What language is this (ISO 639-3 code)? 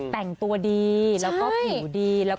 tha